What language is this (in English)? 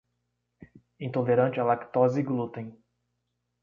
Portuguese